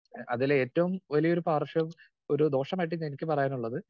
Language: Malayalam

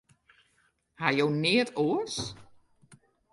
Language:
Western Frisian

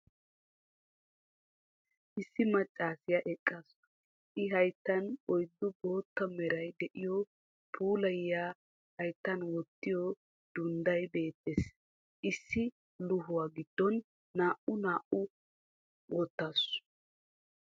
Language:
Wolaytta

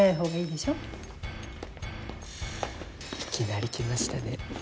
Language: Japanese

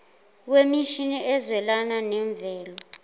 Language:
Zulu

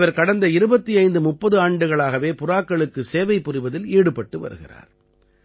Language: Tamil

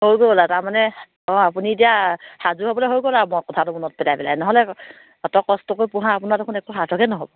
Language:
Assamese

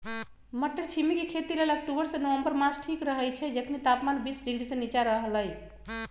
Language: Magahi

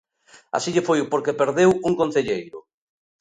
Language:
Galician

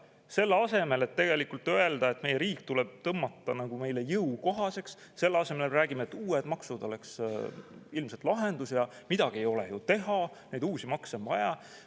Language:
Estonian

